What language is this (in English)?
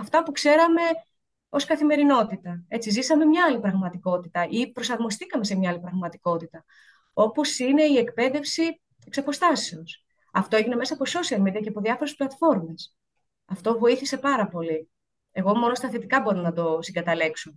Greek